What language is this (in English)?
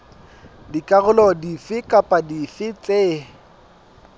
Southern Sotho